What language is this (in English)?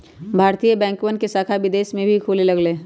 Magahi